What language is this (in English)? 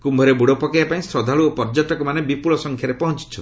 Odia